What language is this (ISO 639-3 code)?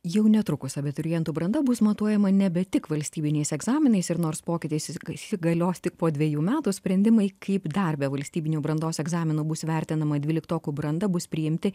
lit